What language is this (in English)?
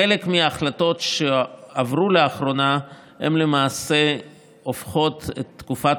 Hebrew